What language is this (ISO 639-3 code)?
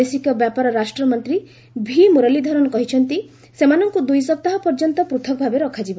ori